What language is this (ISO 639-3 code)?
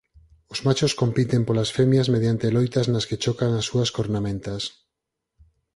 glg